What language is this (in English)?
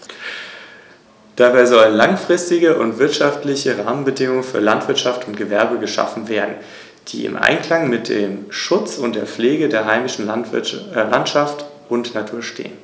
German